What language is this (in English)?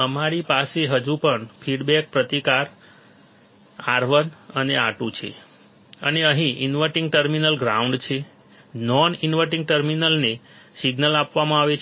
Gujarati